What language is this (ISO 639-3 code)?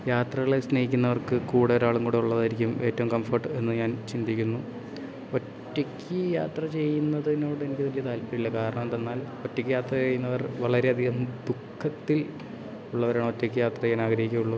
mal